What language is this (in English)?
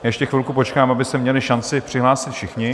Czech